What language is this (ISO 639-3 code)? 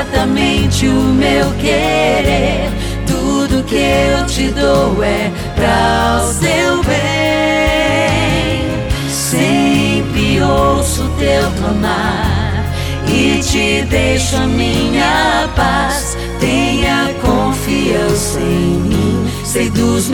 zho